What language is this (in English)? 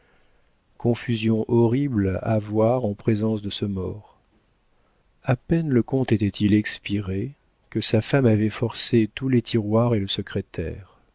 French